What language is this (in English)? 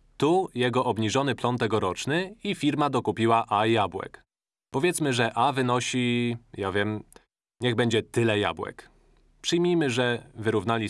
Polish